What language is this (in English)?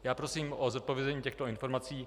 Czech